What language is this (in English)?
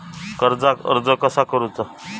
Marathi